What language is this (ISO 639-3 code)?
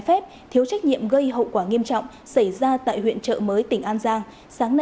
vie